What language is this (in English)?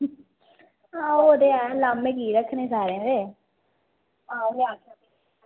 Dogri